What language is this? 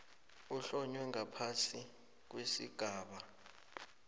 South Ndebele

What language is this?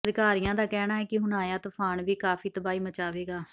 Punjabi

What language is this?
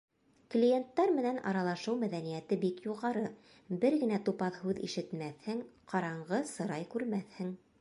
Bashkir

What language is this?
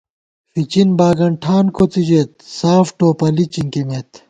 Gawar-Bati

